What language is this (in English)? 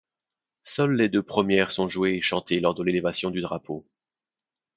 French